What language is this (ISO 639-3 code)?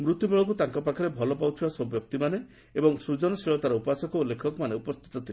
ori